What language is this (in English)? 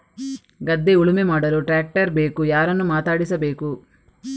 Kannada